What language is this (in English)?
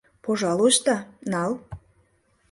Mari